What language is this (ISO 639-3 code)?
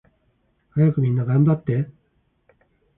jpn